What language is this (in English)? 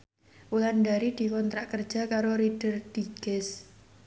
Javanese